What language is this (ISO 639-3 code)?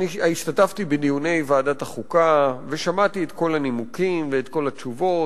heb